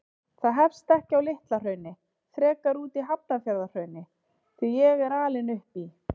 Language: Icelandic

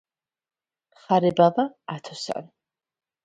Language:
Georgian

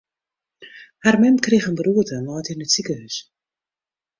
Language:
Western Frisian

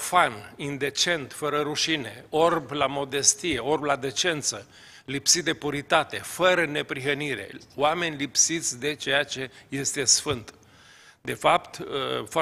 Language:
Romanian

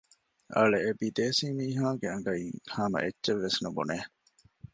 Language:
Divehi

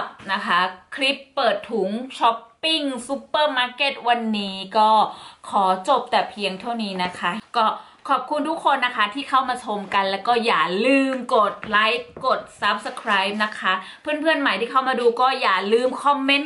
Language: Thai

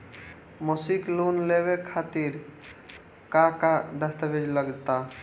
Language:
Bhojpuri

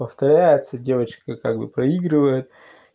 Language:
Russian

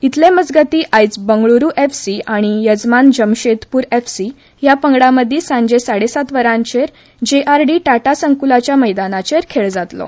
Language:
Konkani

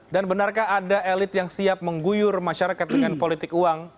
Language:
Indonesian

